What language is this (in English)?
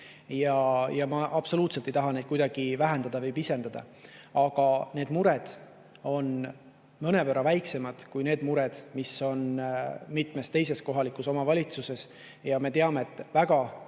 Estonian